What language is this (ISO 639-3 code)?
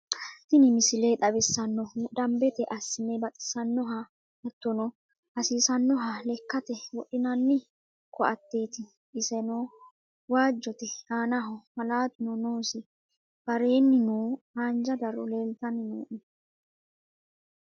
sid